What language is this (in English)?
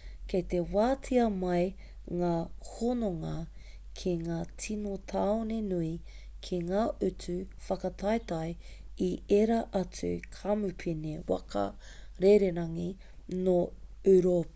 Māori